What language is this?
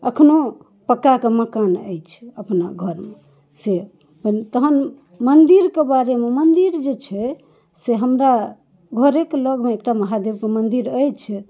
Maithili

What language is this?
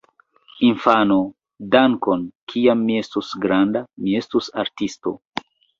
Esperanto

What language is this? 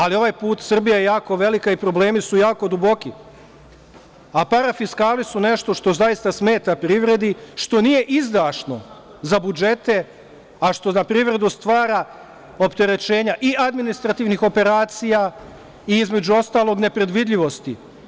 Serbian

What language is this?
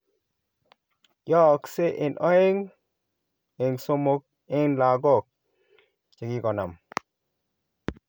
Kalenjin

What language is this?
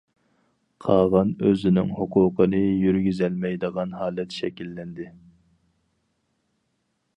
Uyghur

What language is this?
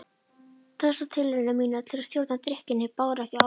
Icelandic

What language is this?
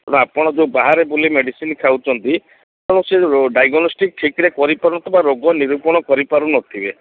Odia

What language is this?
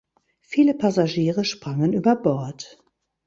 German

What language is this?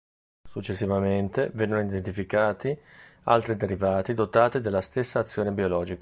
Italian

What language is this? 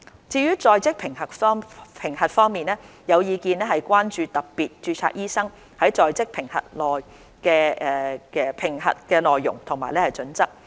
Cantonese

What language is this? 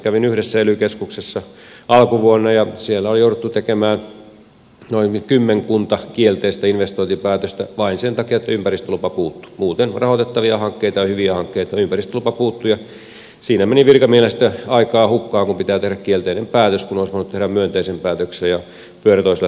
Finnish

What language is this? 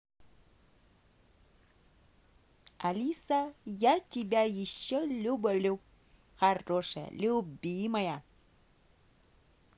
Russian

